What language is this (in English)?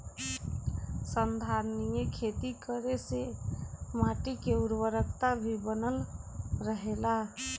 Bhojpuri